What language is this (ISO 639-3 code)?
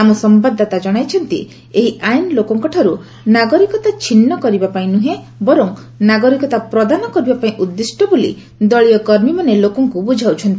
ori